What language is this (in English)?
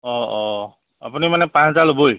Assamese